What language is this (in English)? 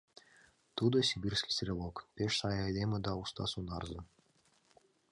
Mari